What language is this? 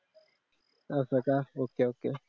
Marathi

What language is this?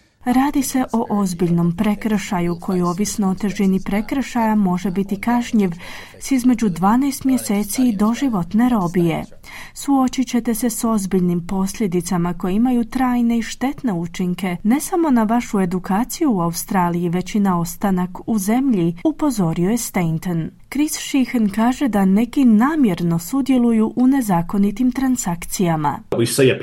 Croatian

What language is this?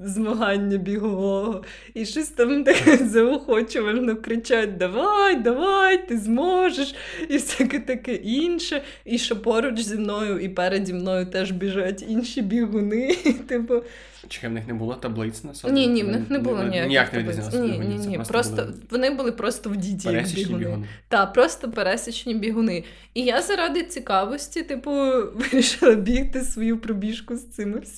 Ukrainian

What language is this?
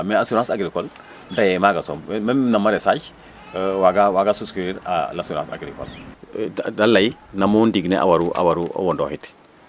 Serer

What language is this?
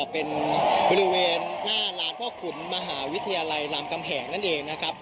Thai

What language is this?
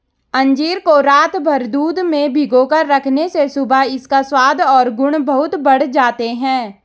Hindi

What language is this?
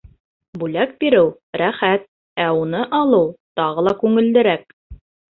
Bashkir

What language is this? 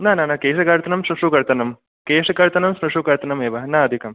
Sanskrit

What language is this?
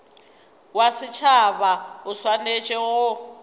Northern Sotho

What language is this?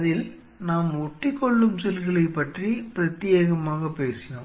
Tamil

